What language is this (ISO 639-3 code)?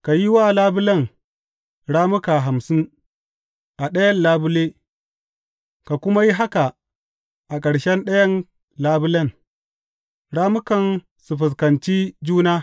hau